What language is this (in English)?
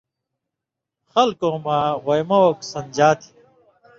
Indus Kohistani